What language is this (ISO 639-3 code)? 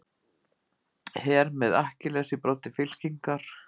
isl